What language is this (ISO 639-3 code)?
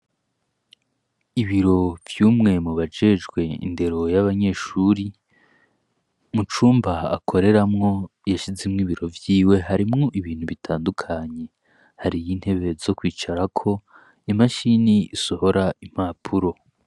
run